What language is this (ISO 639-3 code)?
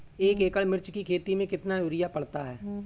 hin